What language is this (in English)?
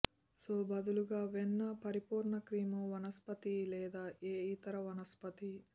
Telugu